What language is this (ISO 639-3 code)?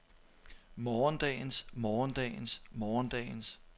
dan